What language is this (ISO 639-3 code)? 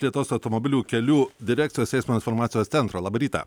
lit